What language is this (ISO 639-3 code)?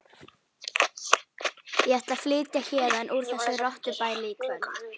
isl